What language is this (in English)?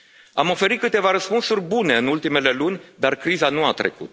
Romanian